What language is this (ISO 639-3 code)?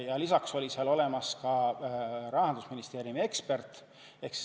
est